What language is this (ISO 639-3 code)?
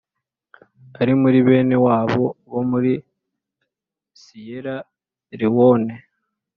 kin